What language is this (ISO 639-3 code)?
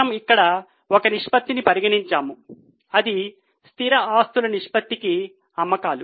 tel